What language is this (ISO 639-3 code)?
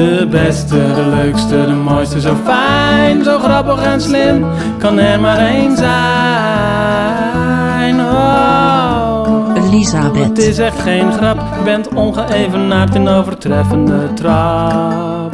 nld